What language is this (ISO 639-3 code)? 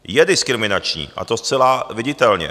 ces